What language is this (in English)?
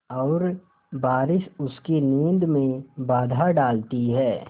Hindi